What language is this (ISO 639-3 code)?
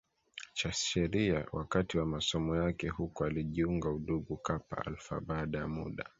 swa